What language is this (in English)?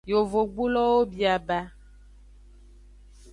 Aja (Benin)